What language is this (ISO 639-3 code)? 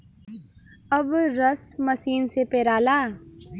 bho